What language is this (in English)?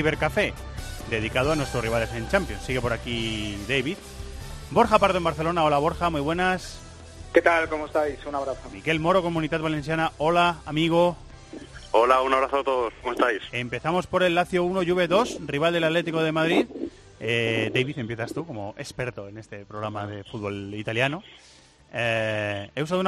Spanish